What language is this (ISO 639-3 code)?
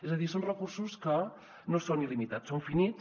cat